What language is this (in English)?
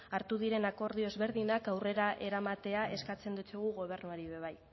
Basque